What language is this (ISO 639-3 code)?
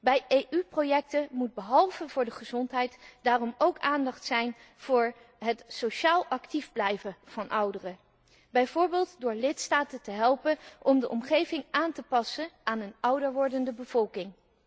nld